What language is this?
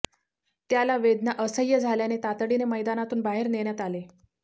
Marathi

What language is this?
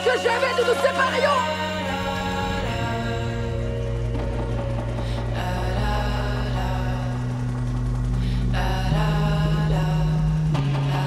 French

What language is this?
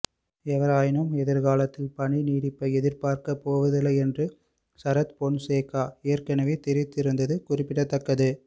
Tamil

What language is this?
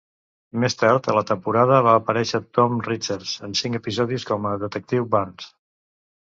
Catalan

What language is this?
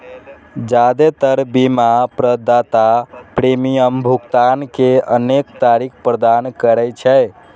Maithili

